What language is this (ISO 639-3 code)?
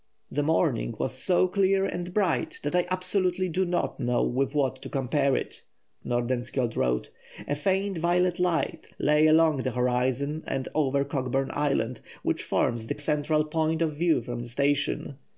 eng